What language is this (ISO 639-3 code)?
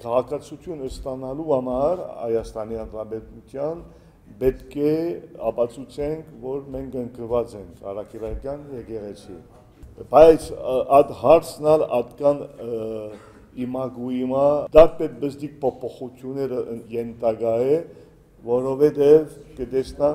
tur